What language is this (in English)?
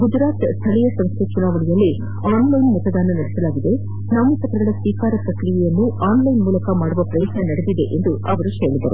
Kannada